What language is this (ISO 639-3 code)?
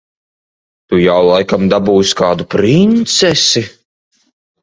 lav